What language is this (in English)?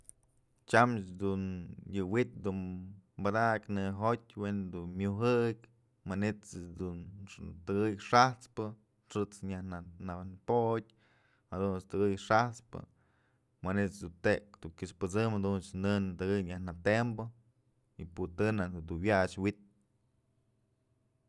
Mazatlán Mixe